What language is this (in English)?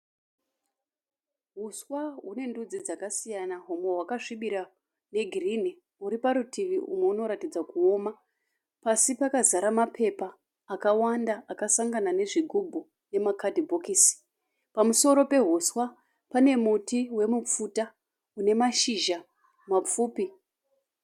Shona